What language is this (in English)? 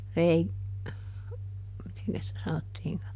Finnish